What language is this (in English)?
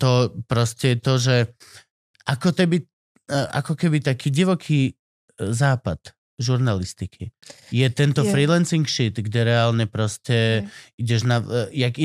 Slovak